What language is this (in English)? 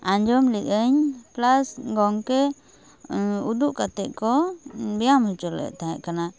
Santali